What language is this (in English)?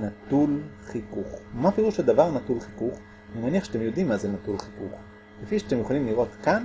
Hebrew